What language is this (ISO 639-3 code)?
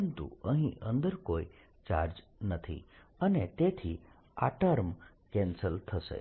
guj